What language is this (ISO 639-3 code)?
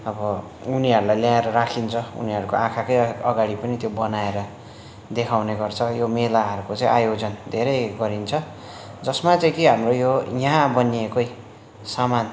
nep